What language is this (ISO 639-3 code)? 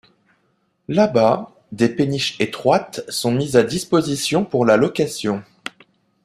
fra